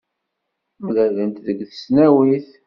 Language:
Kabyle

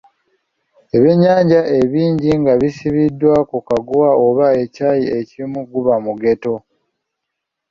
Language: Ganda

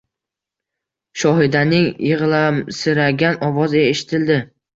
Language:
Uzbek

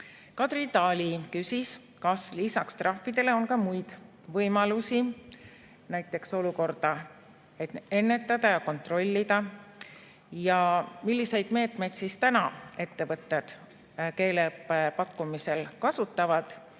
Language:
Estonian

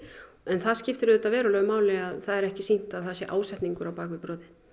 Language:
Icelandic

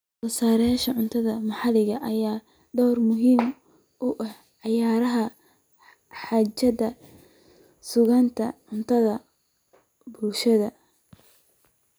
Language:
Somali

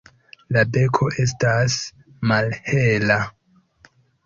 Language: Esperanto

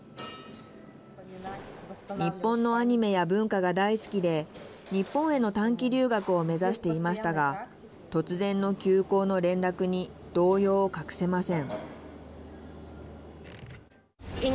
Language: Japanese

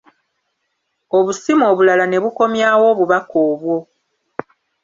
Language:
Ganda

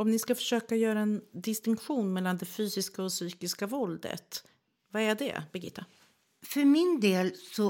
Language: Swedish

